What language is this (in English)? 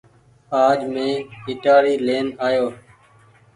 Goaria